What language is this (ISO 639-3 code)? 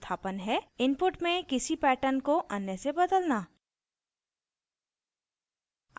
hin